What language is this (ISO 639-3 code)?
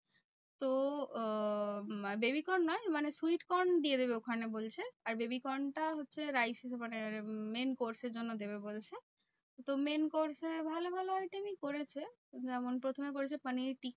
ben